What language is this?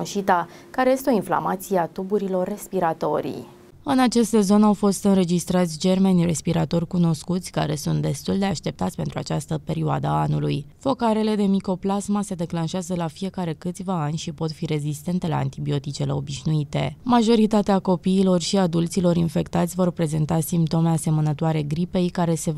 Romanian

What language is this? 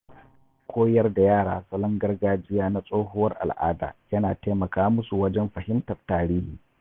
Hausa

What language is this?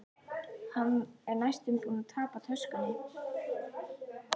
Icelandic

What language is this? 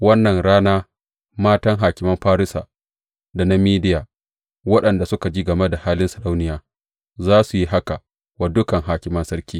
Hausa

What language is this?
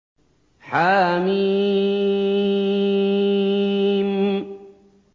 Arabic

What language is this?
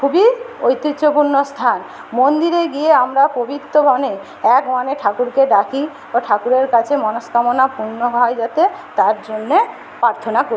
Bangla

